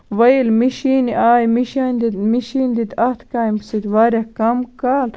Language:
Kashmiri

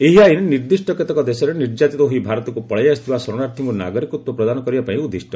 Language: Odia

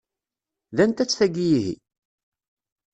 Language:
Kabyle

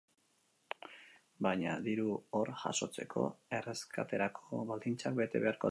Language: Basque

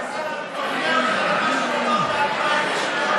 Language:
Hebrew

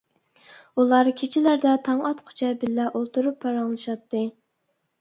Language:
Uyghur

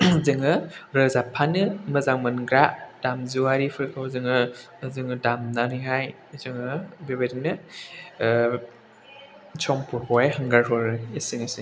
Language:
Bodo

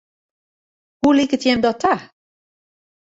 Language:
Western Frisian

